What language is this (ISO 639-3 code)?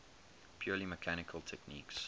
eng